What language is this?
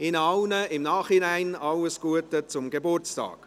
Swiss German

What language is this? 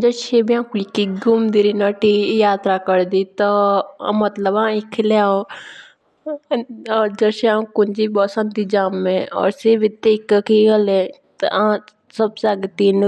Jaunsari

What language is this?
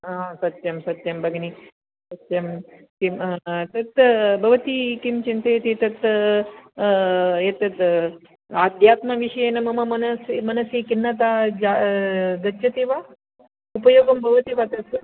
Sanskrit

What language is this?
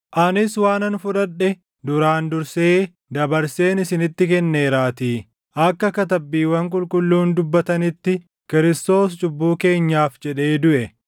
Oromo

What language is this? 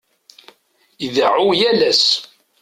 Kabyle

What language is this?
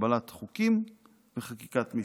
Hebrew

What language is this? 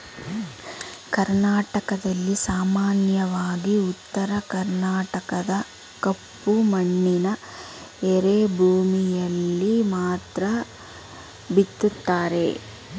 Kannada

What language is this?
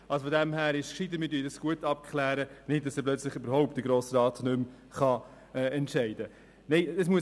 Swiss German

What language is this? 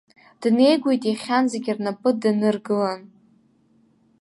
Abkhazian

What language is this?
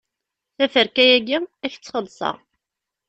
Kabyle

